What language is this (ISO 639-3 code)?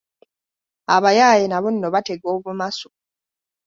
lug